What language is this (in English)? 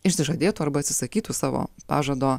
Lithuanian